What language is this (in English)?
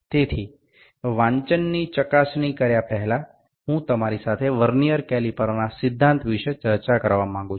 Bangla